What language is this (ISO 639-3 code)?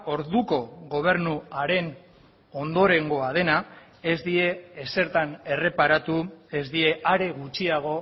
eus